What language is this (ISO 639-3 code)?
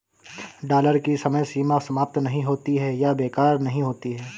hin